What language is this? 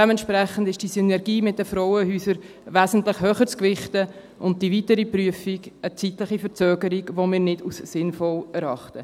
Swiss German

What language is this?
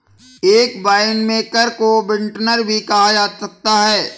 Hindi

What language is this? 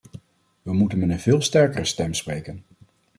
Dutch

